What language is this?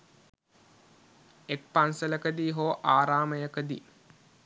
Sinhala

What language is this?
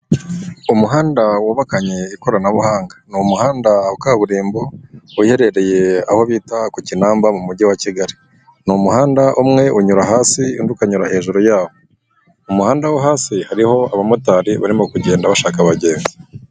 Kinyarwanda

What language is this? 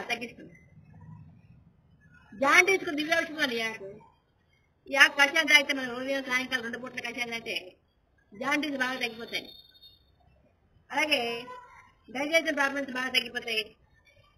Indonesian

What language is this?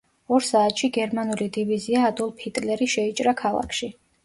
Georgian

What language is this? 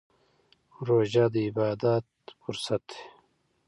Pashto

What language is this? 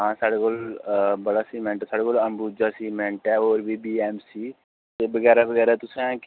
Dogri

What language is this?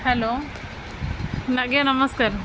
Odia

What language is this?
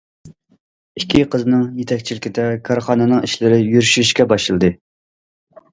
Uyghur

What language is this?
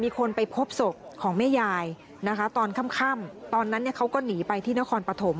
Thai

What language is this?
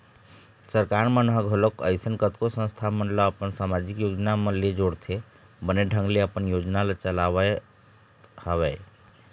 Chhattisgarhi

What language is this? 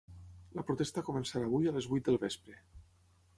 Catalan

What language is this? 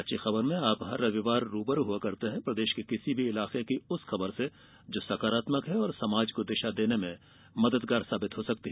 Hindi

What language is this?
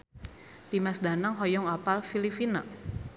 Sundanese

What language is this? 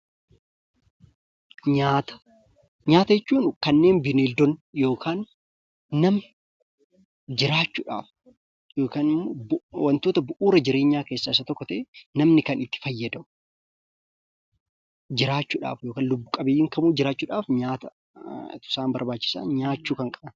Oromo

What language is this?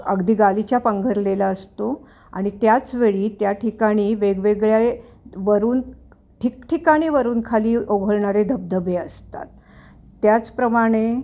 Marathi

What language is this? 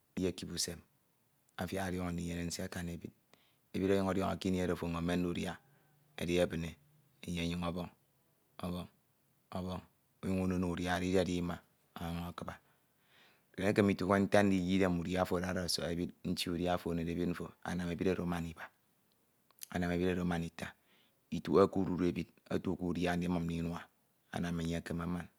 Ito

